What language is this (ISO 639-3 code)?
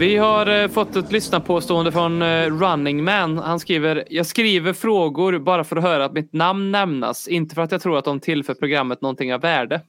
swe